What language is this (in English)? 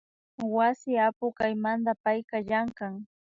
Imbabura Highland Quichua